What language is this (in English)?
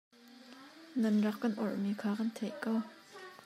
Hakha Chin